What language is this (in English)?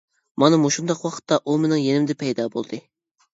Uyghur